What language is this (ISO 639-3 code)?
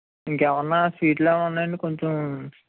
tel